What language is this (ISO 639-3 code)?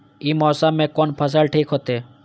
mai